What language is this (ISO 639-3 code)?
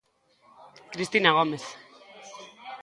glg